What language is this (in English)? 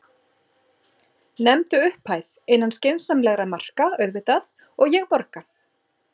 Icelandic